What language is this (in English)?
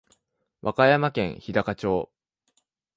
Japanese